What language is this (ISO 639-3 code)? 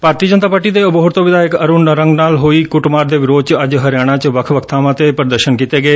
pan